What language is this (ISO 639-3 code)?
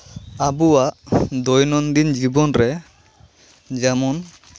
sat